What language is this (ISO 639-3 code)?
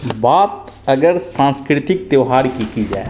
hin